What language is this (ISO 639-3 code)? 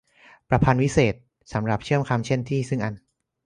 tha